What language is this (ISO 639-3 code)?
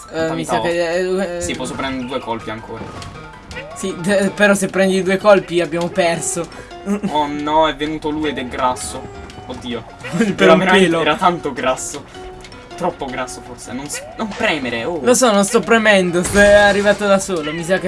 ita